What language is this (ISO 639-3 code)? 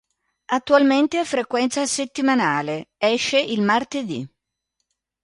ita